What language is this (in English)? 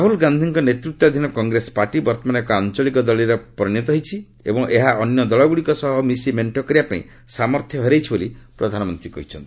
Odia